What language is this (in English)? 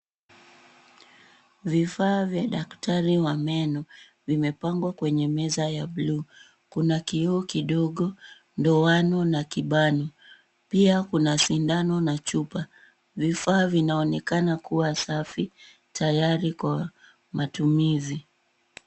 Swahili